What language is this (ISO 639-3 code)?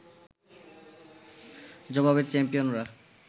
ben